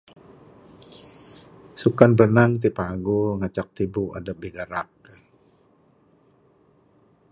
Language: Bukar-Sadung Bidayuh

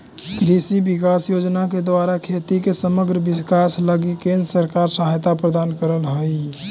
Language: Magahi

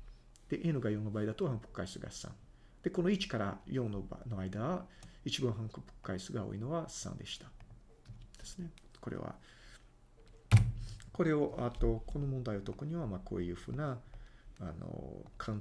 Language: Japanese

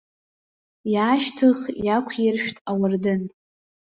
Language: Abkhazian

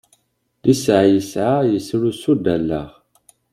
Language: Kabyle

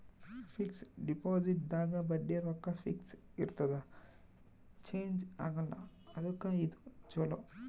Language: Kannada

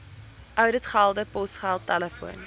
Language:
Afrikaans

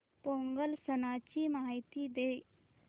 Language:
Marathi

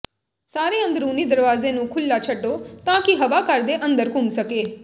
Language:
Punjabi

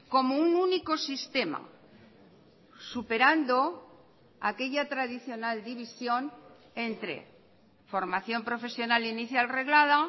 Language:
Spanish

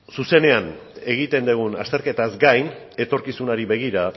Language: Basque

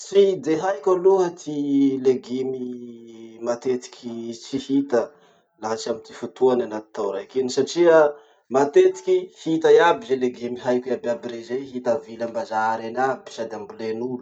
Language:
Masikoro Malagasy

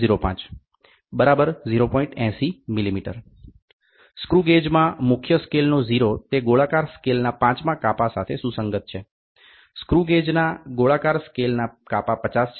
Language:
Gujarati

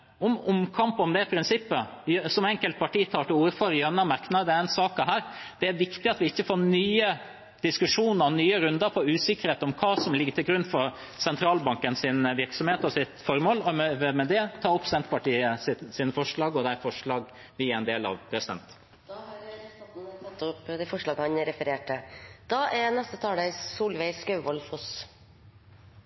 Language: Norwegian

